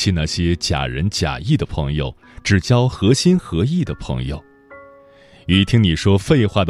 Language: Chinese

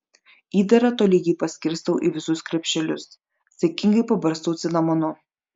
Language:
Lithuanian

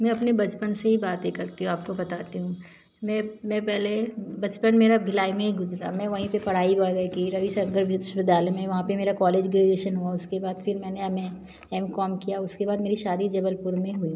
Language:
Hindi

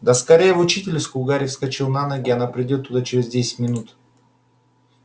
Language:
Russian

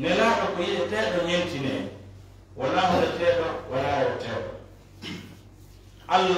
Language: Arabic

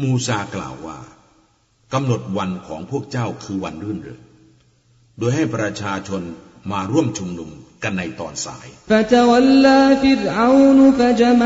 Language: Thai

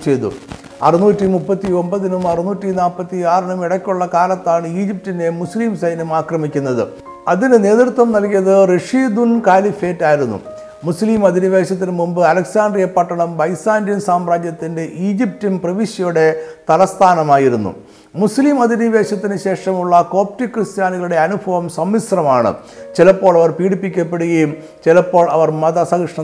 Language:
Malayalam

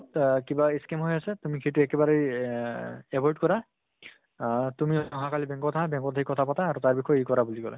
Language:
Assamese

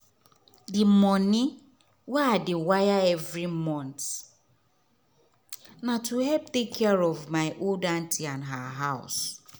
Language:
Nigerian Pidgin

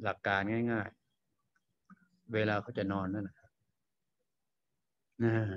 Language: Thai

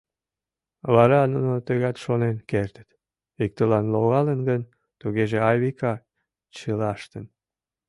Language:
Mari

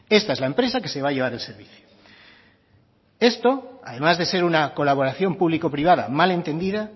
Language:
Spanish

